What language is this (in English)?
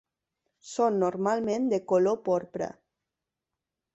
Catalan